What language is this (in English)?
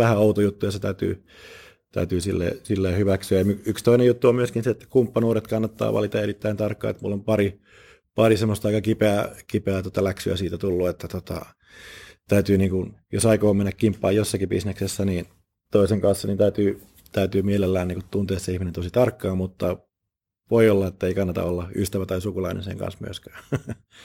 Finnish